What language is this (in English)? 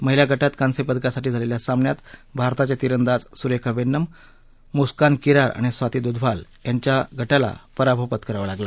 Marathi